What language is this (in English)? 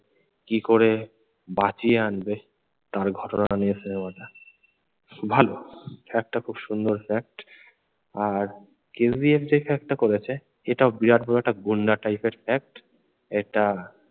Bangla